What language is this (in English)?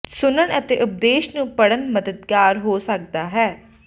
Punjabi